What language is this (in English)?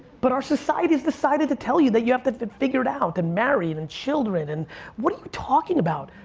English